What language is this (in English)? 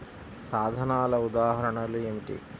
Telugu